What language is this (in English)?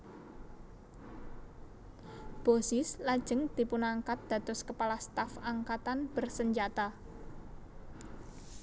Javanese